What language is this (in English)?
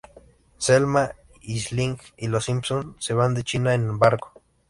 Spanish